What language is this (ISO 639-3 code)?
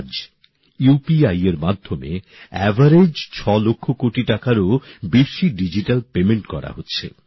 ben